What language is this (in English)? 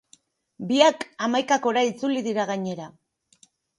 Basque